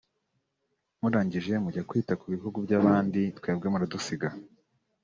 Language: Kinyarwanda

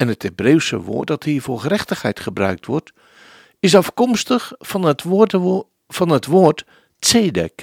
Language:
Dutch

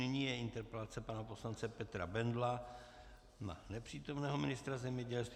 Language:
Czech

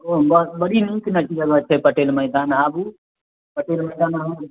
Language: Maithili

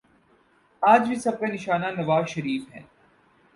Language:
Urdu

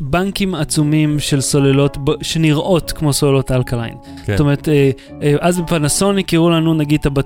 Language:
Hebrew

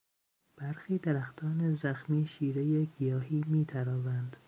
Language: Persian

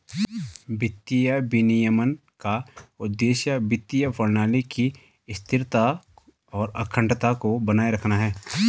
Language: Hindi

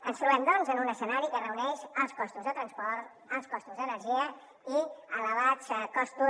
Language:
Catalan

